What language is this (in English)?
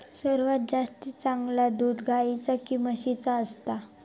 Marathi